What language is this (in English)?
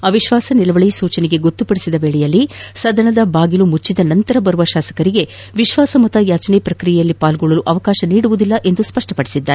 Kannada